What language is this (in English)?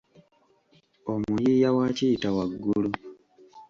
Ganda